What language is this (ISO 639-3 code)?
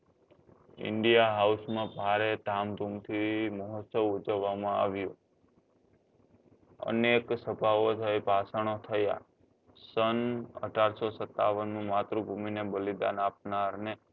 guj